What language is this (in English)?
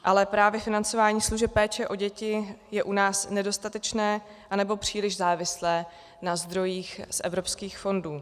Czech